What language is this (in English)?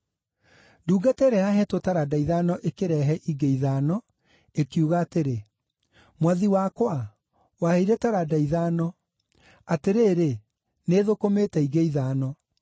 Kikuyu